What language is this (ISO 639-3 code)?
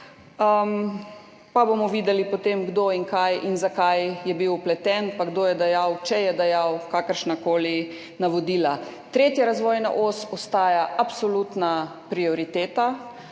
slv